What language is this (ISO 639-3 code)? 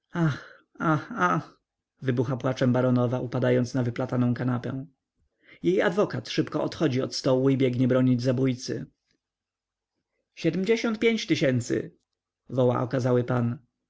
pol